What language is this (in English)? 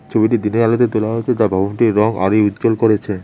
Bangla